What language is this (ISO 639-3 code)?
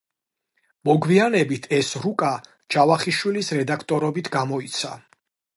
kat